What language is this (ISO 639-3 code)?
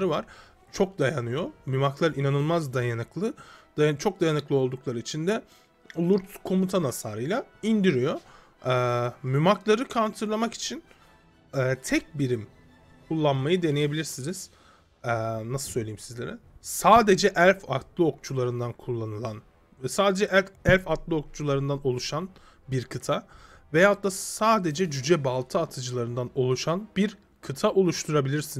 tur